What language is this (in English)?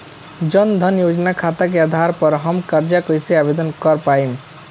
Bhojpuri